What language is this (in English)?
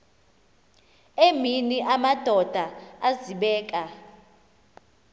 Xhosa